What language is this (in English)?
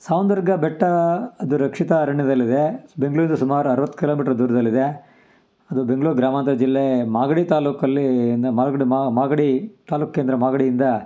Kannada